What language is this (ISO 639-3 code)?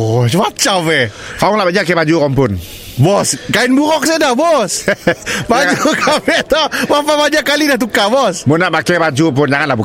msa